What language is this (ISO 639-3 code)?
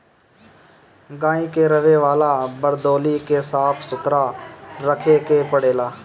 bho